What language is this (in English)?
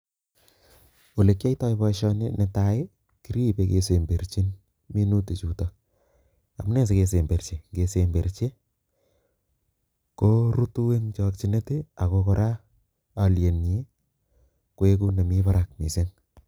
Kalenjin